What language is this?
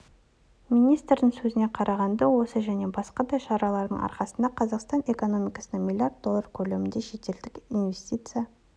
Kazakh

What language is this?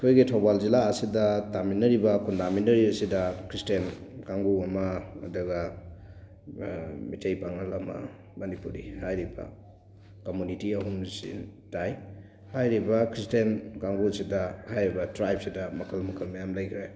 Manipuri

